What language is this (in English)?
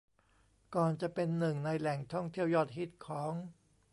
Thai